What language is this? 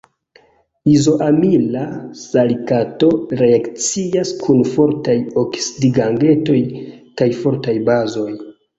Esperanto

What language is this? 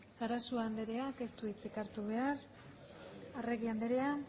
Basque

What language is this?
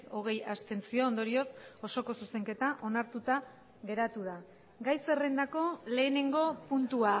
Basque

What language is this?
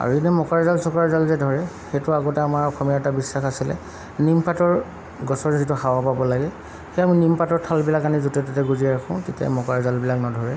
Assamese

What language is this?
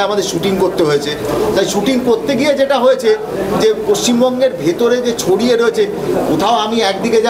Bangla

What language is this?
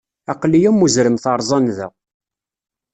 Kabyle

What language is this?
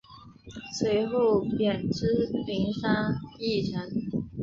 Chinese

